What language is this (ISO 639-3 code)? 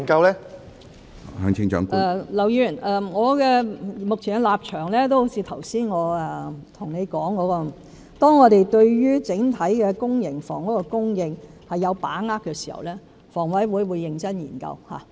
yue